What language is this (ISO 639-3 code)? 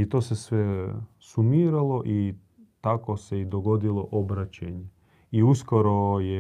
hrv